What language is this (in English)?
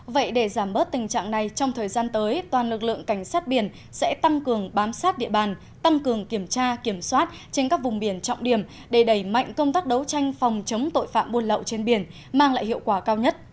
Vietnamese